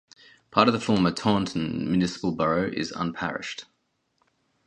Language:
English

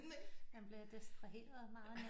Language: Danish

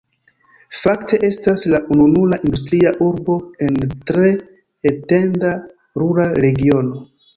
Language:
Esperanto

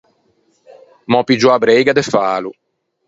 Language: Ligurian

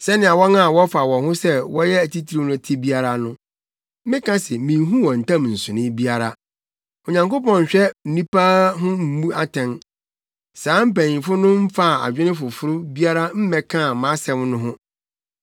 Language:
Akan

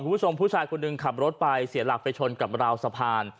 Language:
Thai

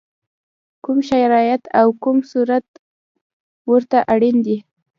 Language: Pashto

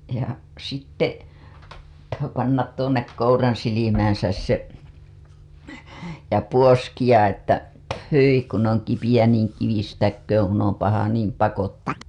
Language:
Finnish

